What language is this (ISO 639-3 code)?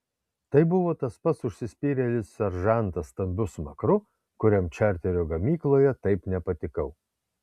lit